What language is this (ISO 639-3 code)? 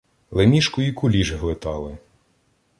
ukr